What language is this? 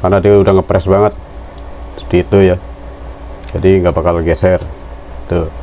Indonesian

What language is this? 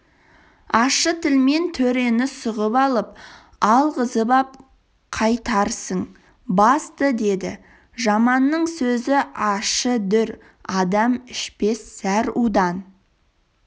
Kazakh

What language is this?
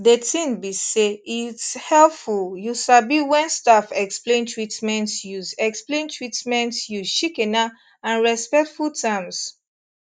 Nigerian Pidgin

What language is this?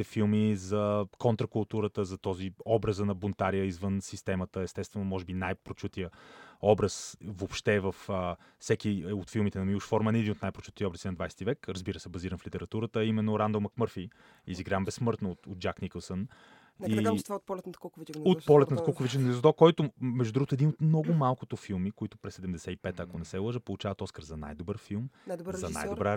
Bulgarian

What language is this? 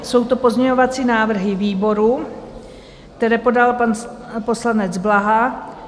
Czech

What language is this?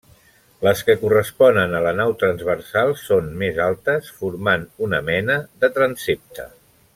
Catalan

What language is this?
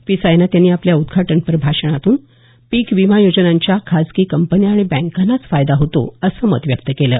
Marathi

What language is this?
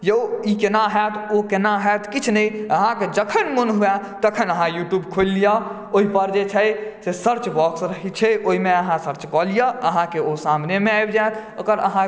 Maithili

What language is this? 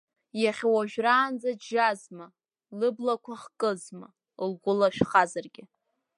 Abkhazian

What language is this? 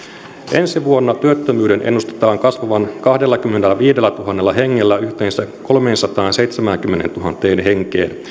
Finnish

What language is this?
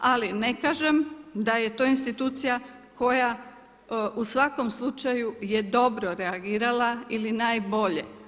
Croatian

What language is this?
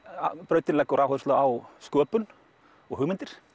Icelandic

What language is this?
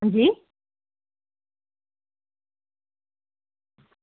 Dogri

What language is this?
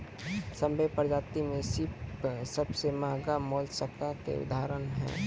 Maithili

